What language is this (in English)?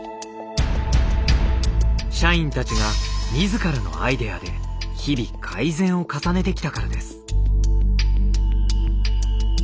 Japanese